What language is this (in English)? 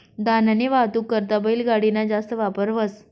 Marathi